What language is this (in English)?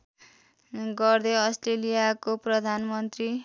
Nepali